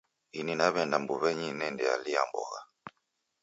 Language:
Taita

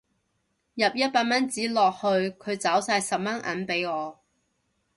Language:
Cantonese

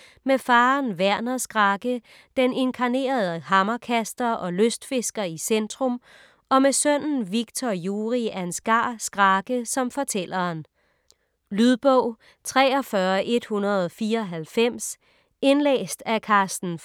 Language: Danish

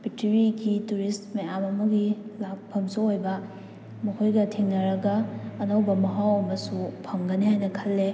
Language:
Manipuri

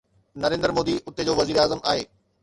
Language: Sindhi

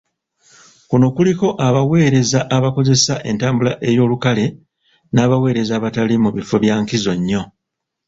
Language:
Ganda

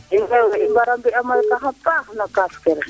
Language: Serer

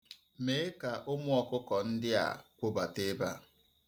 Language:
Igbo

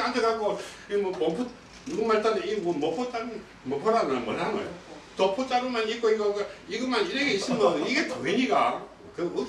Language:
Korean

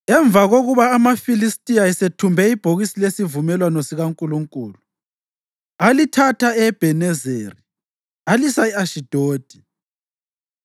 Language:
North Ndebele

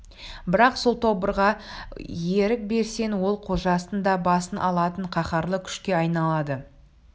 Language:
Kazakh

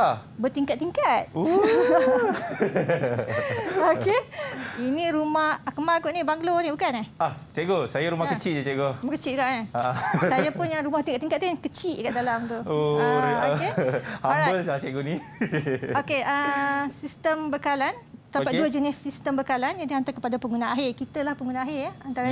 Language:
Malay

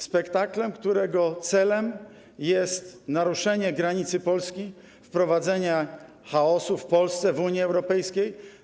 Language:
Polish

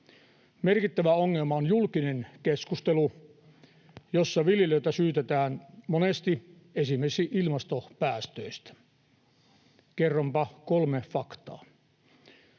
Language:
Finnish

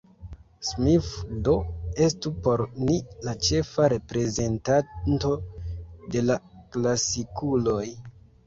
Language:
Esperanto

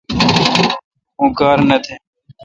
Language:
Kalkoti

